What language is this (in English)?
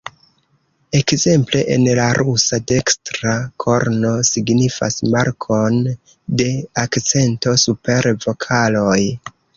Esperanto